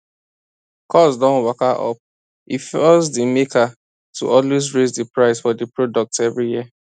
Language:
Nigerian Pidgin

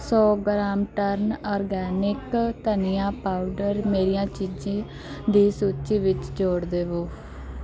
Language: Punjabi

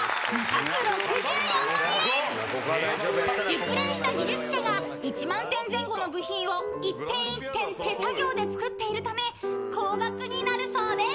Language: Japanese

